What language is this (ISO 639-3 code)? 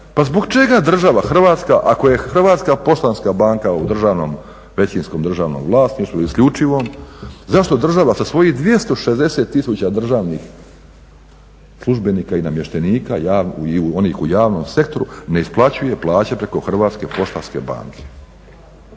hrv